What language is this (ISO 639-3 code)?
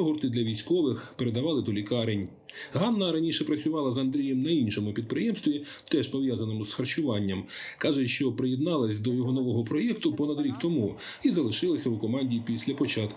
ukr